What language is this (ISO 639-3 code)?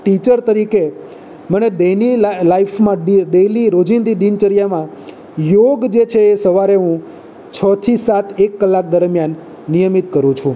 guj